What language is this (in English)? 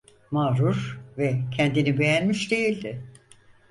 Turkish